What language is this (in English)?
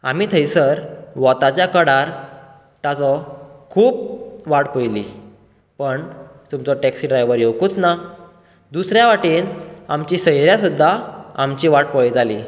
Konkani